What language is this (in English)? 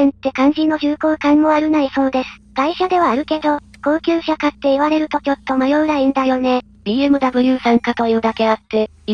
Japanese